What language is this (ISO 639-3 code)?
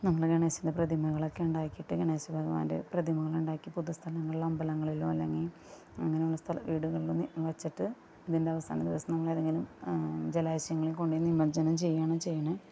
mal